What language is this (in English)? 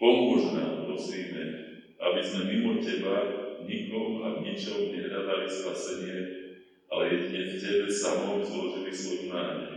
Slovak